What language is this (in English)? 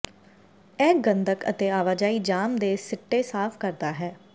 Punjabi